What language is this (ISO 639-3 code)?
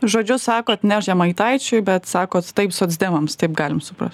lit